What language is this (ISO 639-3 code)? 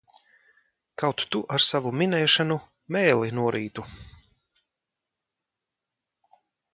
lav